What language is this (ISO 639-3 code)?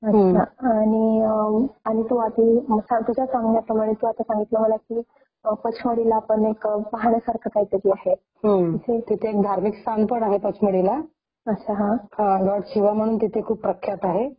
mar